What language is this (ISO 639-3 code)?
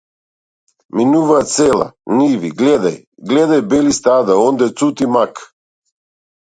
mkd